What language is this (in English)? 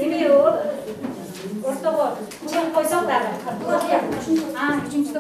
Bulgarian